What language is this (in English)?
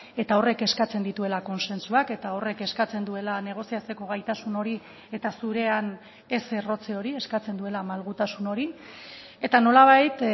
Basque